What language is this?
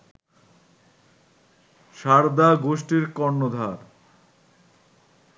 Bangla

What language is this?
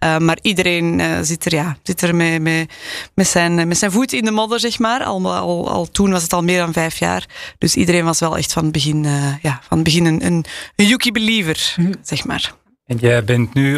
Dutch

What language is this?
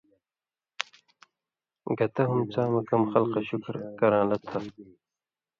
Indus Kohistani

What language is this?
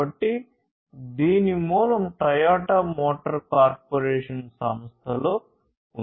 Telugu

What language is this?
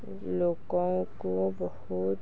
Odia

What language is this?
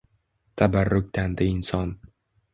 Uzbek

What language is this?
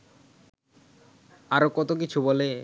Bangla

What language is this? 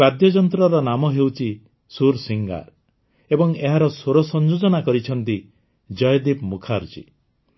Odia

